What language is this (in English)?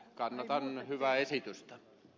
Finnish